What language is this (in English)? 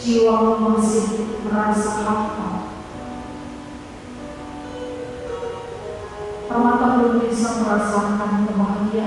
Indonesian